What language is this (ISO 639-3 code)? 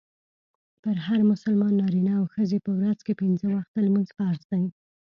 pus